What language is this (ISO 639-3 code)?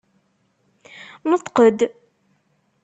kab